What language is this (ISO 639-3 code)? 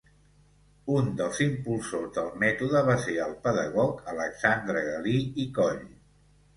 cat